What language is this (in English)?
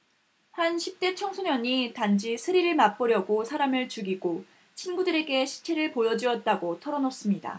Korean